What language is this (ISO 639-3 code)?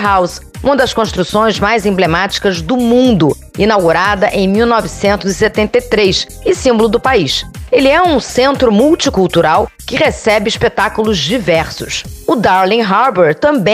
por